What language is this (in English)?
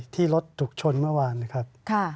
Thai